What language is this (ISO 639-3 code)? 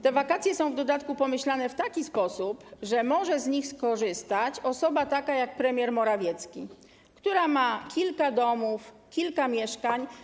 pol